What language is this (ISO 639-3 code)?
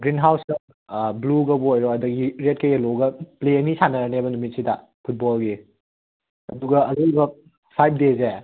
mni